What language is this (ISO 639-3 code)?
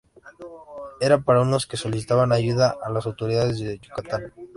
spa